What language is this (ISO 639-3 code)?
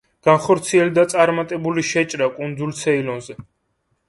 kat